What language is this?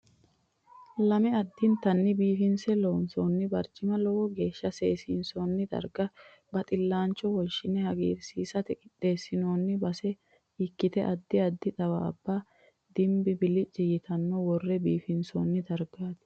Sidamo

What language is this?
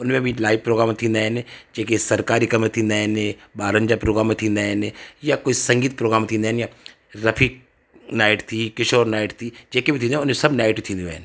Sindhi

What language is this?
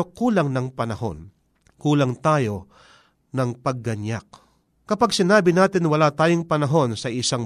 Filipino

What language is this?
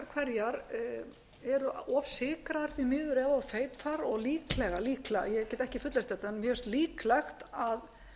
Icelandic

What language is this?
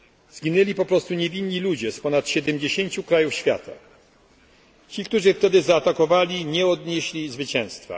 Polish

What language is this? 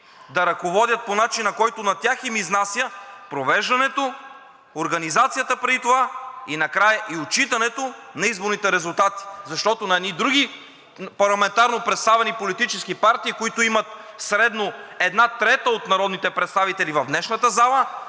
Bulgarian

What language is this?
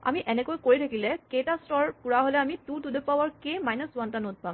Assamese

